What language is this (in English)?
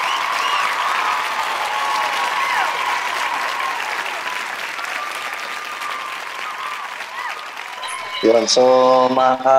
Filipino